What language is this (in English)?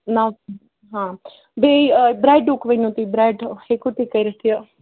Kashmiri